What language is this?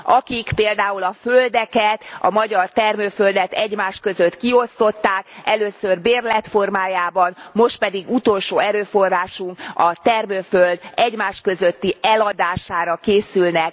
Hungarian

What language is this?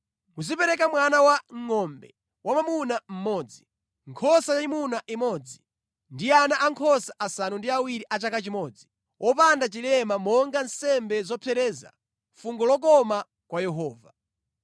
Nyanja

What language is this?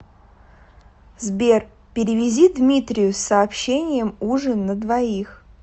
Russian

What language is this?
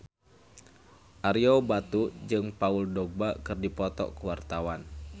Sundanese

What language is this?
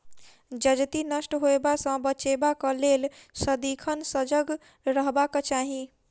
Maithili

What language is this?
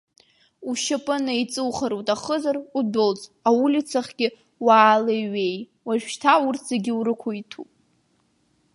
Abkhazian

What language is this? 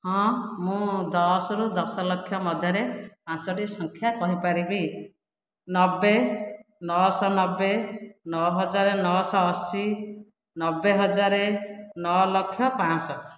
Odia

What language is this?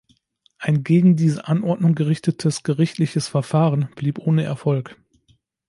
German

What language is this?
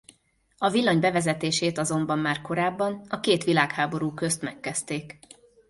Hungarian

